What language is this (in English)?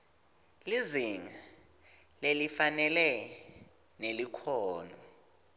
Swati